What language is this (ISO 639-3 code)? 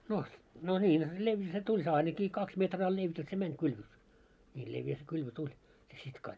fin